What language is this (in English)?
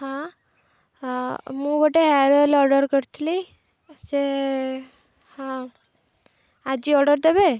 Odia